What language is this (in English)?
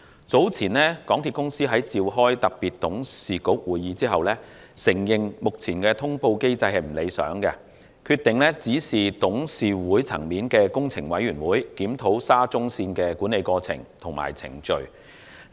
Cantonese